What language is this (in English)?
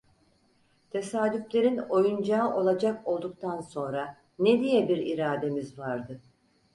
Turkish